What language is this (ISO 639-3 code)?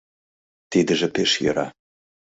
chm